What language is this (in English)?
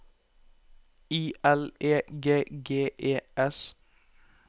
Norwegian